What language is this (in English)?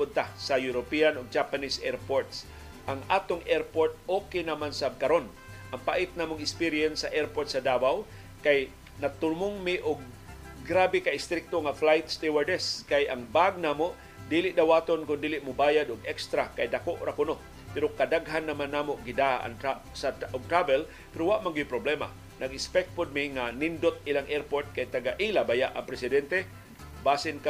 Filipino